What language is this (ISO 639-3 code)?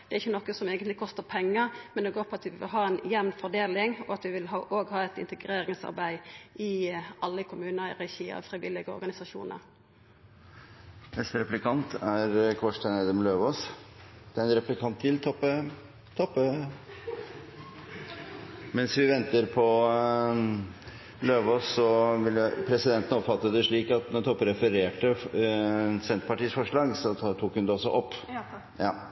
nor